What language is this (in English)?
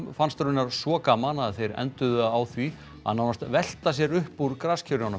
Icelandic